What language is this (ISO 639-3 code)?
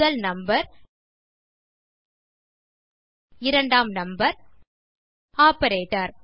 tam